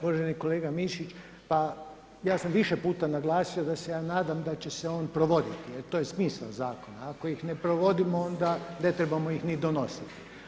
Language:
Croatian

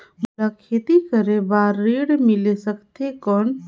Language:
Chhattisgarhi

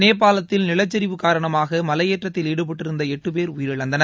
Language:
Tamil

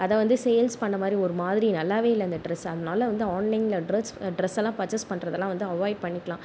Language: Tamil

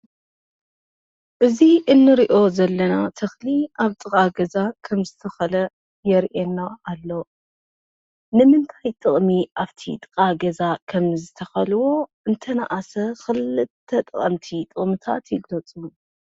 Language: Tigrinya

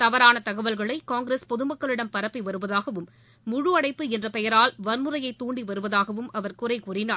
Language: Tamil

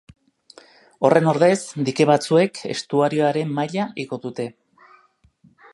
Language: Basque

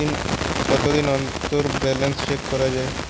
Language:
Bangla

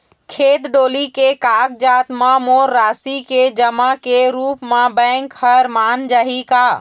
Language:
Chhattisgarhi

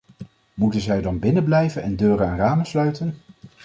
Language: Dutch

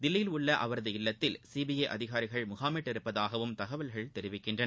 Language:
Tamil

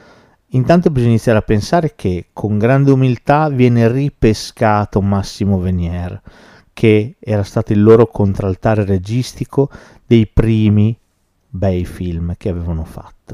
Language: Italian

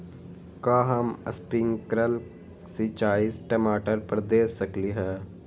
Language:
Magahi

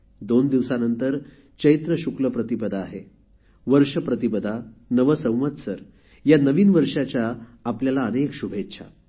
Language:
Marathi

